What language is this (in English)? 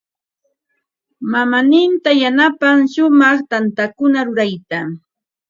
Ambo-Pasco Quechua